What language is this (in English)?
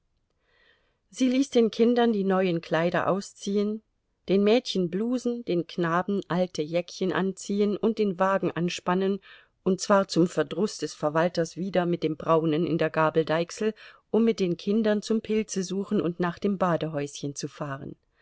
German